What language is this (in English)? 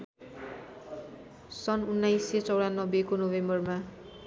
Nepali